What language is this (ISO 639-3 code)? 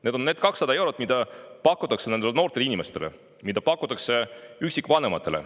est